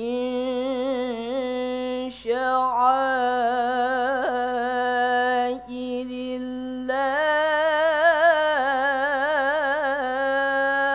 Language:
Arabic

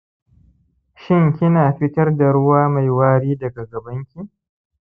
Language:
Hausa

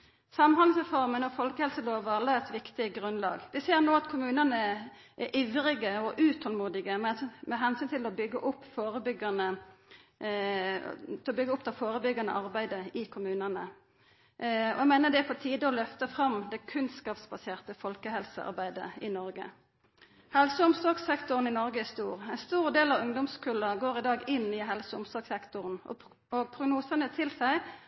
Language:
Norwegian Nynorsk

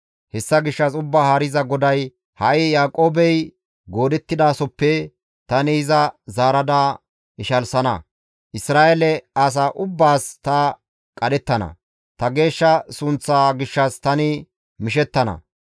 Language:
Gamo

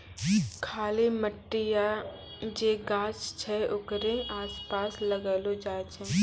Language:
Maithili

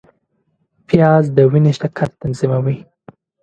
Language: Pashto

